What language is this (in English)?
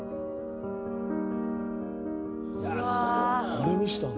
Japanese